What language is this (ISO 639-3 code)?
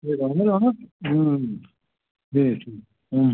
kas